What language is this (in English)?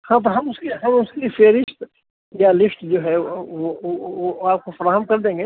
Urdu